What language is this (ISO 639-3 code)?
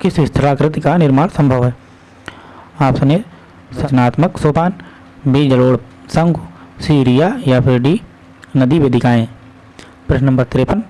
hin